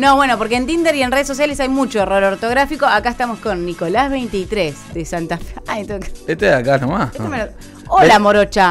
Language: Spanish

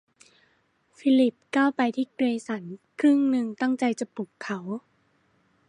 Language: Thai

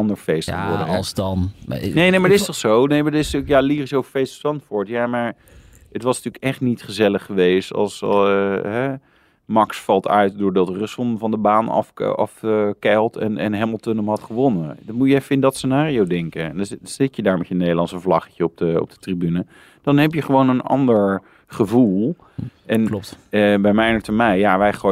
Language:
Dutch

